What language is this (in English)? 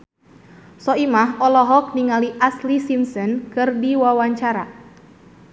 Sundanese